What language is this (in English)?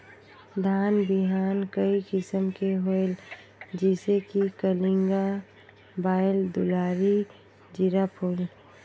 Chhattisgarhi